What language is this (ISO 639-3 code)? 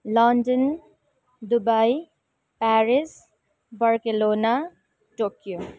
nep